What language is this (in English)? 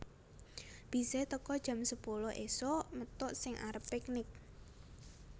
Javanese